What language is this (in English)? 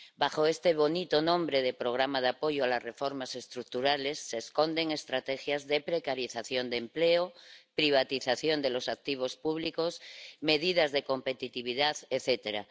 Spanish